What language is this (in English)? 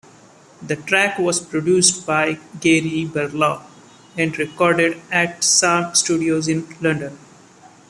English